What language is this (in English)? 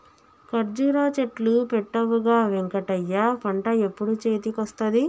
Telugu